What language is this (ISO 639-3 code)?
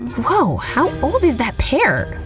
eng